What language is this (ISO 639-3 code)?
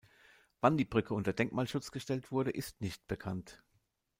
deu